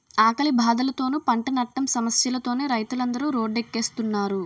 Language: Telugu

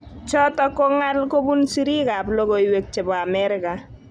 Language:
Kalenjin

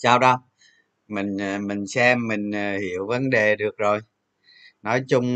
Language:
Vietnamese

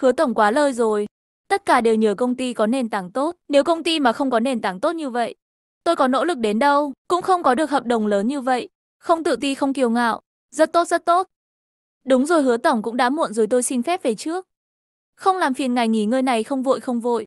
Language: Vietnamese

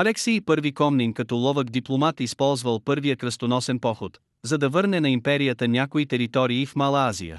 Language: Bulgarian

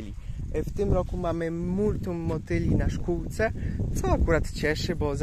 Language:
Polish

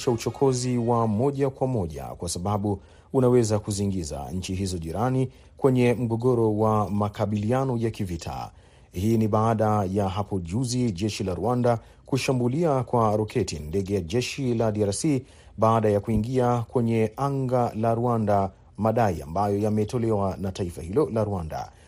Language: Swahili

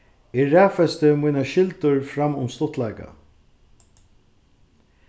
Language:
Faroese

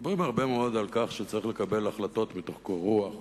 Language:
Hebrew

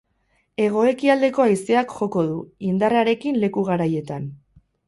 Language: Basque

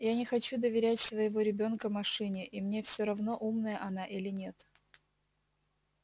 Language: Russian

